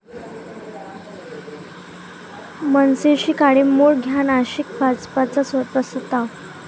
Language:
Marathi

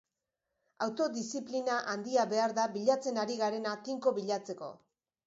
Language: Basque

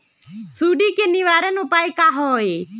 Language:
Magahi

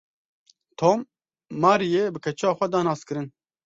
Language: Kurdish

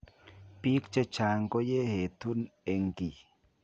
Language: Kalenjin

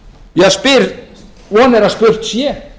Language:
Icelandic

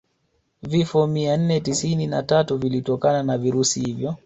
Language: Swahili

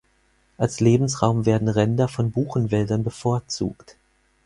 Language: German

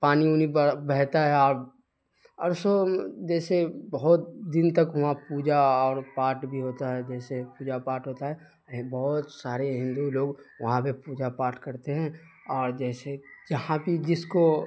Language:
Urdu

